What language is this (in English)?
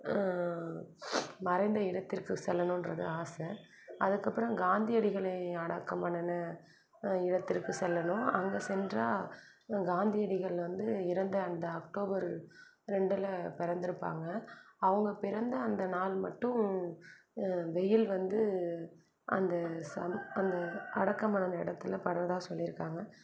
Tamil